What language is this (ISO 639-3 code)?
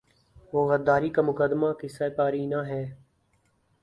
urd